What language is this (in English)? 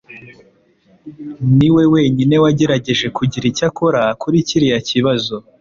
Kinyarwanda